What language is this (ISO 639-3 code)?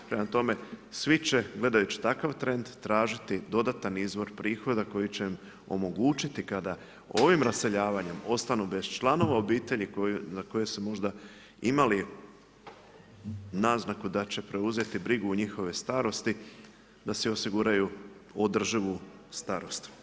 hrv